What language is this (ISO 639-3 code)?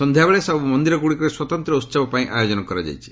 ori